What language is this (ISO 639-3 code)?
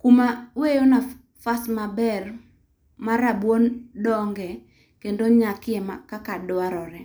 luo